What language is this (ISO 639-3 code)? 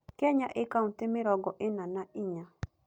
kik